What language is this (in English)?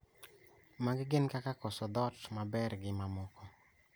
Luo (Kenya and Tanzania)